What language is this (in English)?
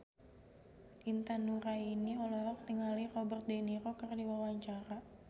Sundanese